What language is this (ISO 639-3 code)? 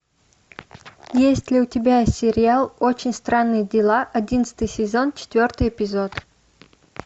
rus